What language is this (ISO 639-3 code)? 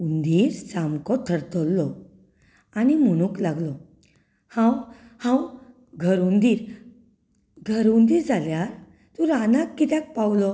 kok